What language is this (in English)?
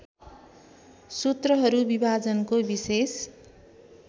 Nepali